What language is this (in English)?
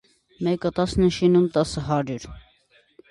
Armenian